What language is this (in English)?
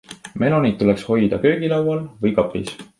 Estonian